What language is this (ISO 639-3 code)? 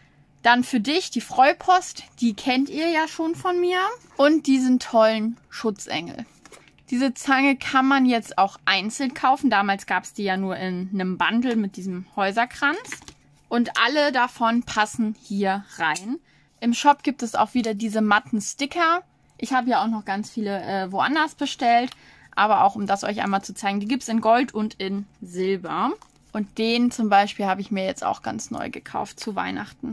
deu